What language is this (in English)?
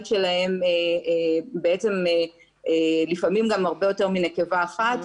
Hebrew